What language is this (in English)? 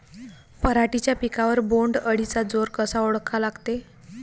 Marathi